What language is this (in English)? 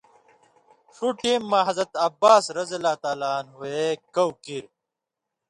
Indus Kohistani